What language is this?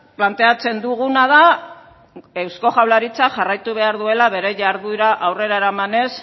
Basque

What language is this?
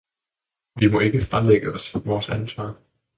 Danish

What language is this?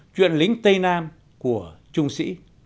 Vietnamese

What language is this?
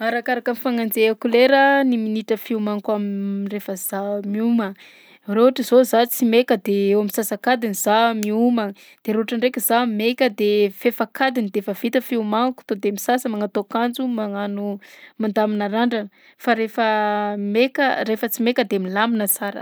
Southern Betsimisaraka Malagasy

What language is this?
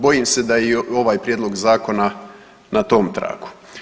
Croatian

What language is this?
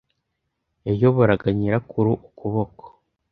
Kinyarwanda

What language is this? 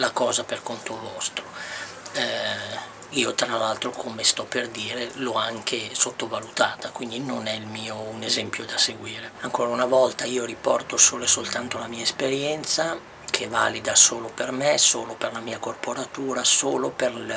Italian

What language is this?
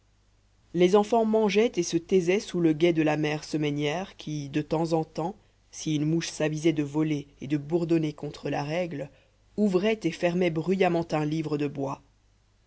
French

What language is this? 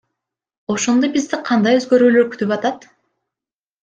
Kyrgyz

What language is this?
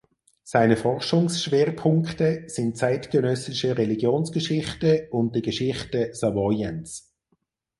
German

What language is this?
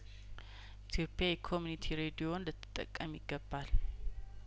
Amharic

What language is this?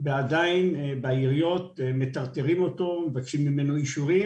Hebrew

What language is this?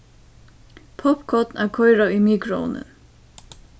Faroese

